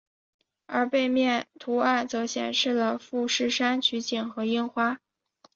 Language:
Chinese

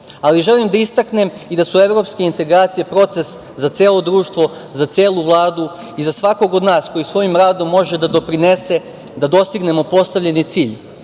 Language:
Serbian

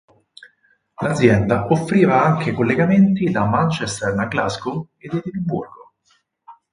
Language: Italian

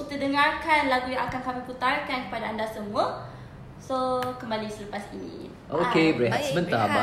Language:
Malay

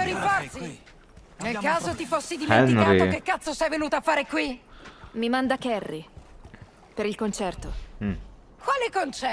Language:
Italian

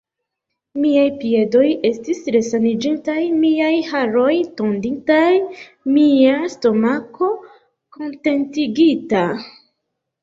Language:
Esperanto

